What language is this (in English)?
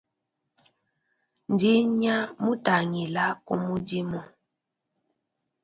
Luba-Lulua